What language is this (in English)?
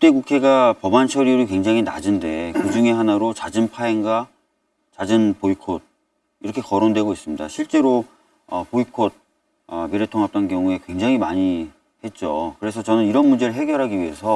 Korean